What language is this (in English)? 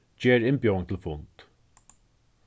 Faroese